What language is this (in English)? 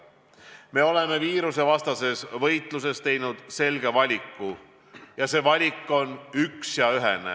Estonian